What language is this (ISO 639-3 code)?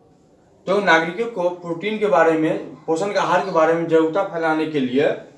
hin